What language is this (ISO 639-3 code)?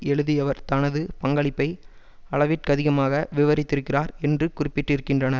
tam